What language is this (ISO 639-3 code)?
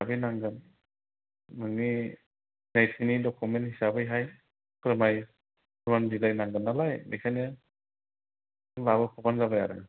brx